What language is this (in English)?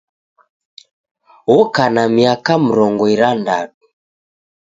Taita